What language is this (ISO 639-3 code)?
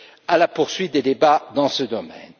fra